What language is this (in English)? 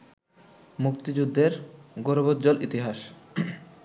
Bangla